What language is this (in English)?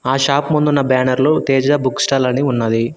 Telugu